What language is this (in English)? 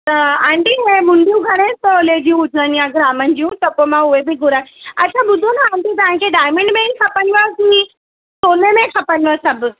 Sindhi